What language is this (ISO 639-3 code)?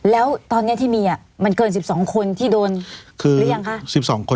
tha